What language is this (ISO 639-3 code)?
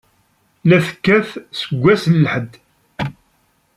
kab